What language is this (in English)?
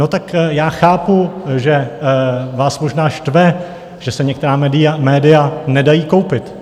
Czech